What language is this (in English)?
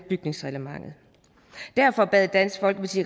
Danish